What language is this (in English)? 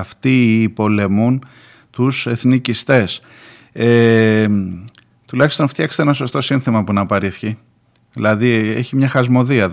Greek